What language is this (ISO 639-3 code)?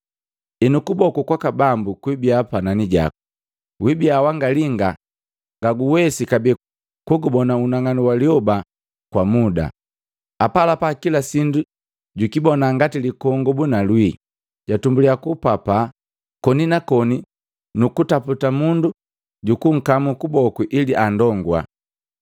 mgv